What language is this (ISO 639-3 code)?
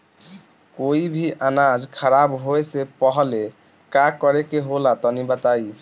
bho